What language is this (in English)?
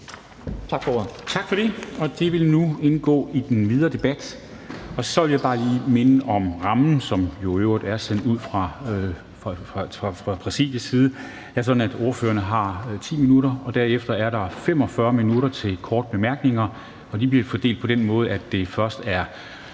Danish